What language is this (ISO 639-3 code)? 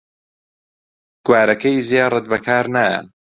ckb